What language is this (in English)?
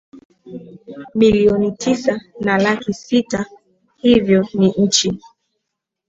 Swahili